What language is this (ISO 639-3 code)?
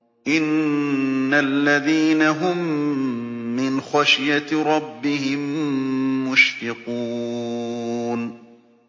ara